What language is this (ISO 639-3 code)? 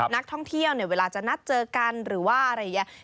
tha